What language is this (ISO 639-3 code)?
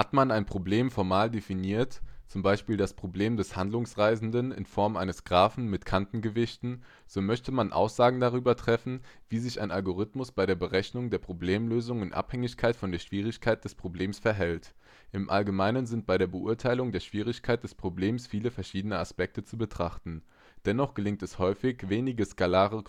deu